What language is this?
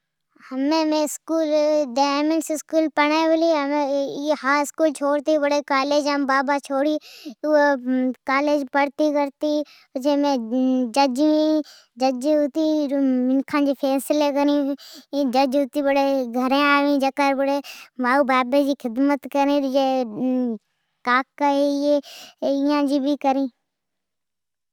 Od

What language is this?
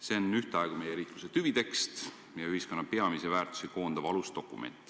Estonian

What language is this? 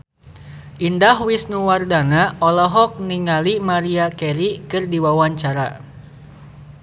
Sundanese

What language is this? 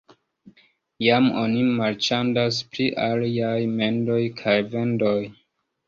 Esperanto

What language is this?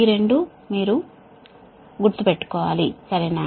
Telugu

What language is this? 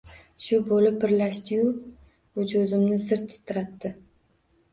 Uzbek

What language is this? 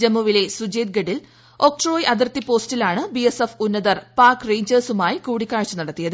Malayalam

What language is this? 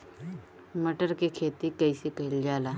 Bhojpuri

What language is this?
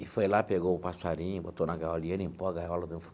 Portuguese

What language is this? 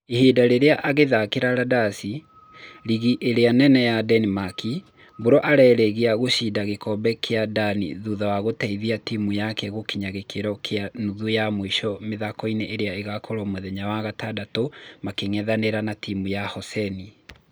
Kikuyu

